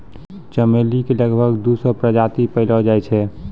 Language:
Maithili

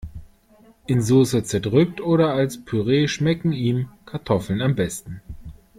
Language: German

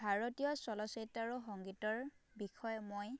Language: Assamese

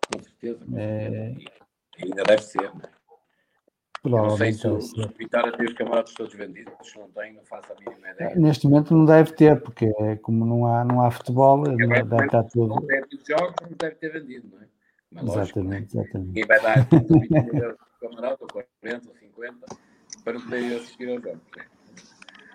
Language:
Portuguese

